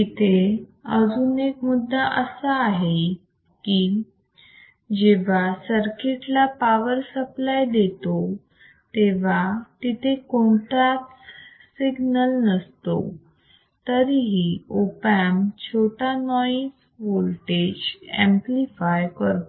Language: Marathi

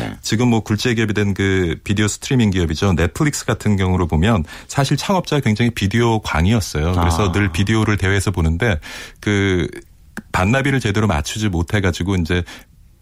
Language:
Korean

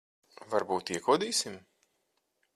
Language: Latvian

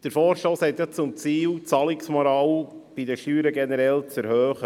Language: Swiss German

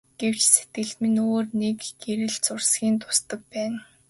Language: Mongolian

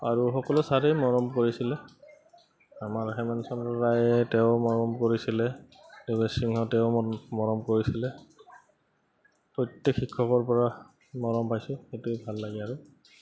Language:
Assamese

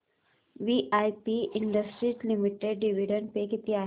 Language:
Marathi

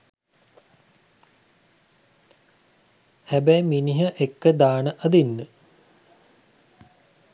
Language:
Sinhala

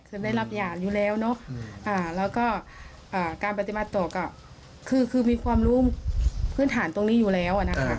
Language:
Thai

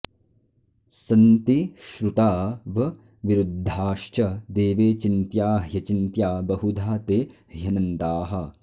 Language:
Sanskrit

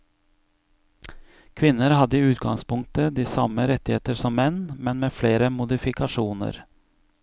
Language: Norwegian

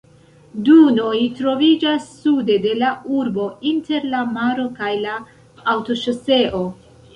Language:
Esperanto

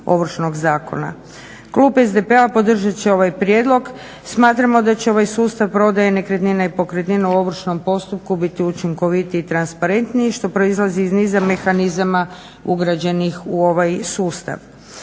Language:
Croatian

